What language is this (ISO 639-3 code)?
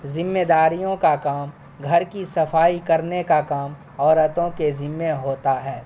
urd